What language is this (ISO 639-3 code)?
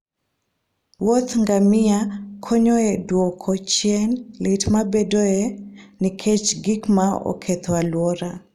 luo